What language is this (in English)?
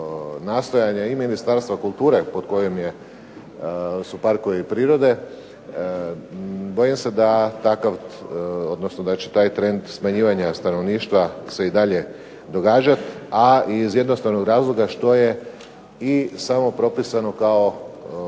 Croatian